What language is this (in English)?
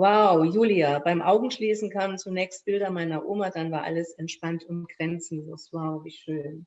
German